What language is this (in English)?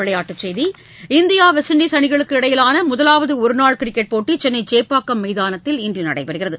Tamil